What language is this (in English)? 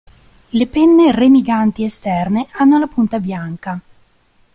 Italian